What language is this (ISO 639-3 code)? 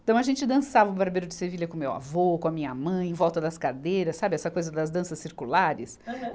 por